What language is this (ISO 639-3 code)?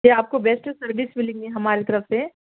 urd